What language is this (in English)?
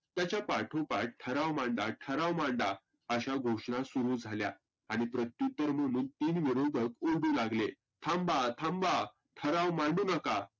Marathi